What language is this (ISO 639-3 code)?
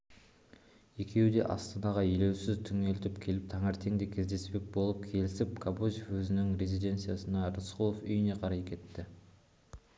kaz